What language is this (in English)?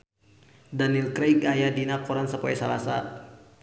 Sundanese